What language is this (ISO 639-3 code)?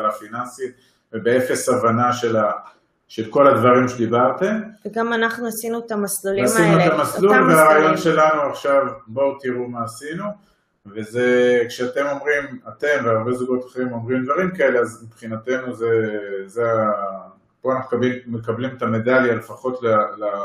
heb